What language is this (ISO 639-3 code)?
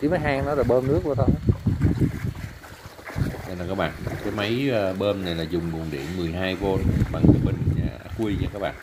vie